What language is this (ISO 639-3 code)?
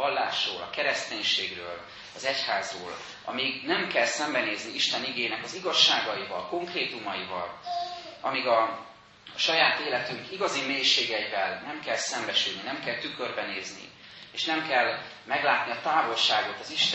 hun